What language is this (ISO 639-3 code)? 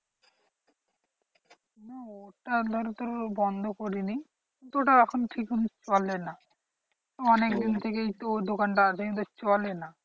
ben